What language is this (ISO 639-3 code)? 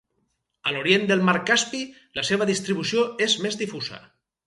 cat